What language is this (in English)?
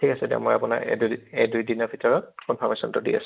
Assamese